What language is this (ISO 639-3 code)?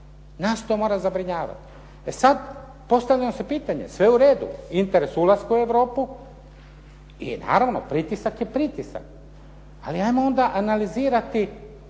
hrv